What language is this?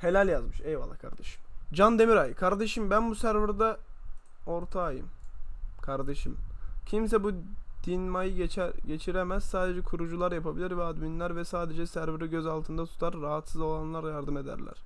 Turkish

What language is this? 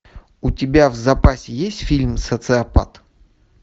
Russian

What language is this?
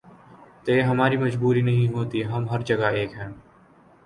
Urdu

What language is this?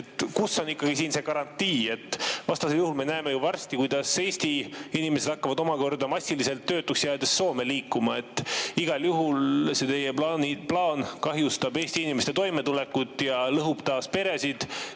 Estonian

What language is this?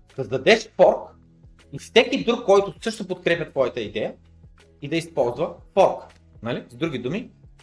Bulgarian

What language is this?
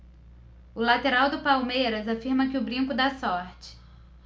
Portuguese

